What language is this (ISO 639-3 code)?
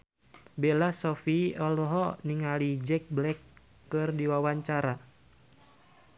sun